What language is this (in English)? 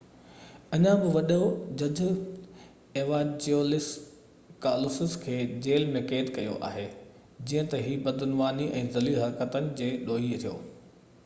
Sindhi